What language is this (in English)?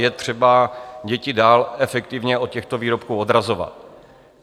Czech